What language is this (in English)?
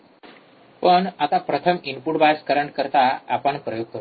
Marathi